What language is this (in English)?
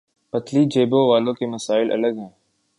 Urdu